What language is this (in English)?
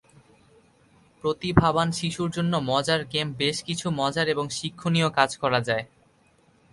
Bangla